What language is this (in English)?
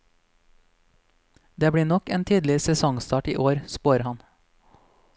Norwegian